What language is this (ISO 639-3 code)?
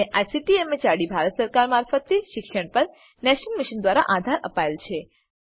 guj